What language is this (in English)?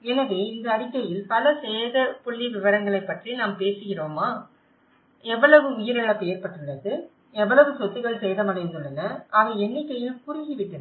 Tamil